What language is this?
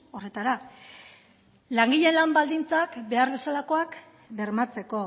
Basque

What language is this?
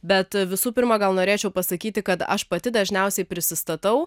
Lithuanian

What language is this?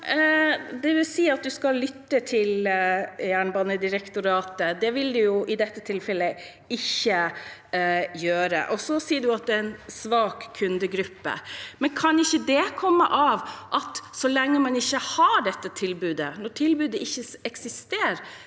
Norwegian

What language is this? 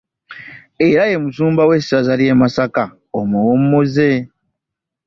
Ganda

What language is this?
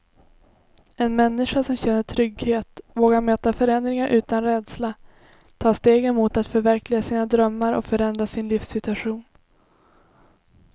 Swedish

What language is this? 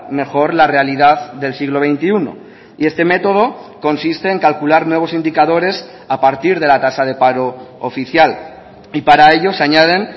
Spanish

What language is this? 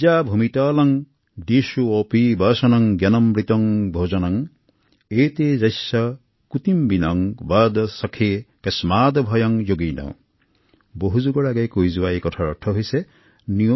Assamese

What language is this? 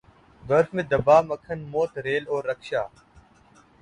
Urdu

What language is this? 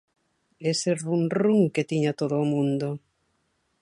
Galician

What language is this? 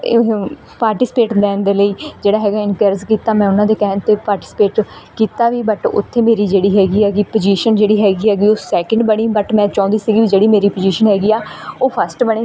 Punjabi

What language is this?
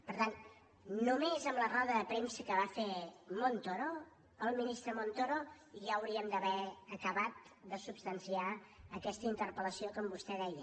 Catalan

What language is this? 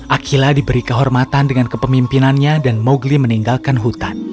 Indonesian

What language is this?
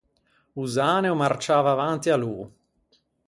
Ligurian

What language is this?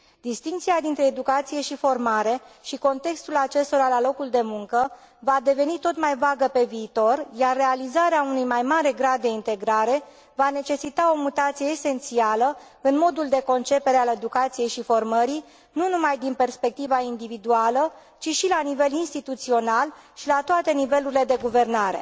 Romanian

